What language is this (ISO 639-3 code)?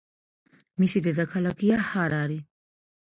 kat